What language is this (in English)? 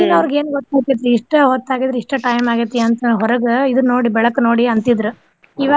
Kannada